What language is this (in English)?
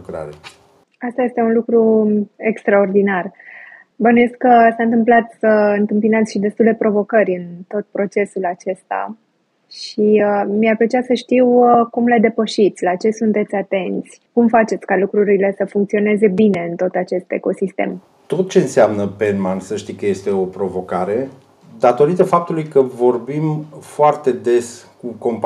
Romanian